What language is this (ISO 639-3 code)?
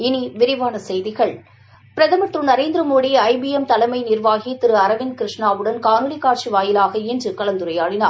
tam